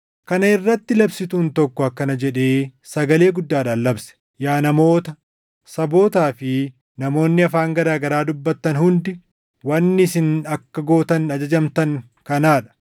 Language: Oromo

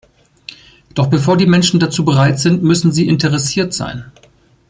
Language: German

